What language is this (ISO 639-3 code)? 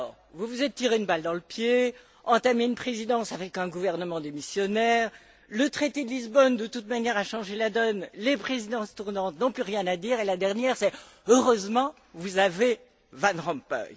fra